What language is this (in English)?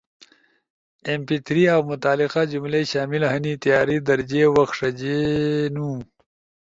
Ushojo